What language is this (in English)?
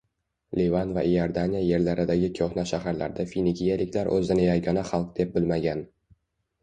Uzbek